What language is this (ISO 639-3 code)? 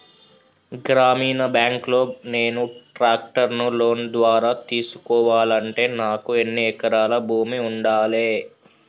tel